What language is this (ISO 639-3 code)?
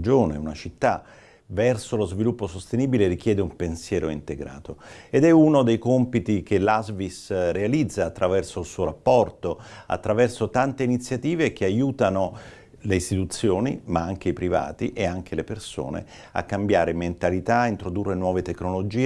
ita